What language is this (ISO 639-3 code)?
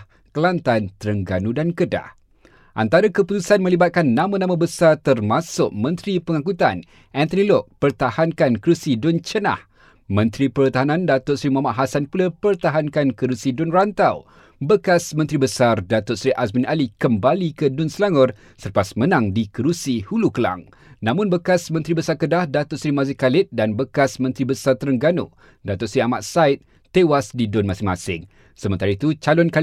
msa